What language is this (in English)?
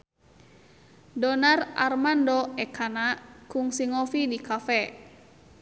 Sundanese